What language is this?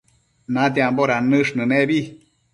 Matsés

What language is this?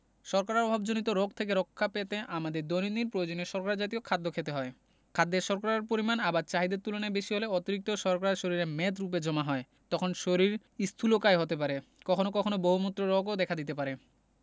Bangla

